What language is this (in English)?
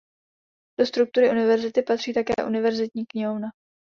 Czech